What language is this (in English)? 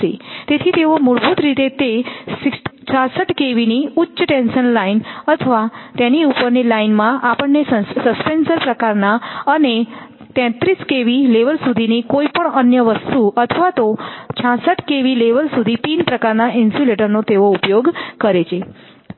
Gujarati